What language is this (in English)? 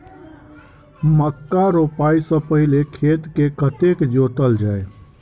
Maithili